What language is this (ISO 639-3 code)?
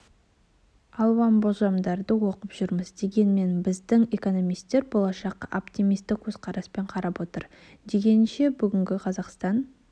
kaz